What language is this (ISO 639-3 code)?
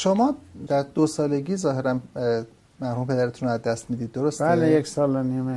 fas